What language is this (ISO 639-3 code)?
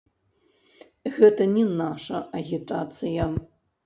bel